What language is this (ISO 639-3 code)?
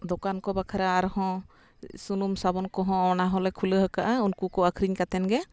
sat